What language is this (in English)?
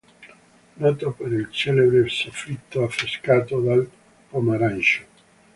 Italian